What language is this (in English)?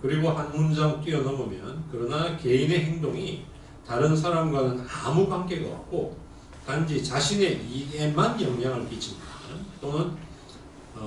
Korean